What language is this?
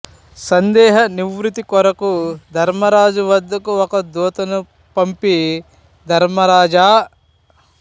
Telugu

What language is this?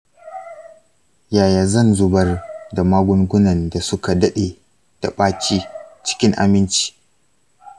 Hausa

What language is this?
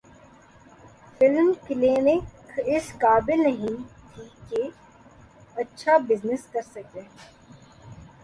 Urdu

